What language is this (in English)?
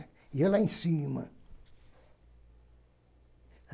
Portuguese